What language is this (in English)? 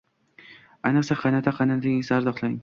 Uzbek